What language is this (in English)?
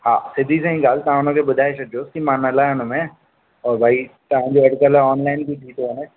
Sindhi